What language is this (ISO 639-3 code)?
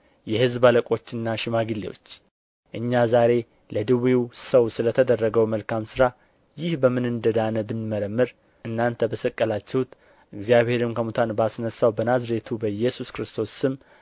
amh